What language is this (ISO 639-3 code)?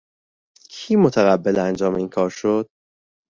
fas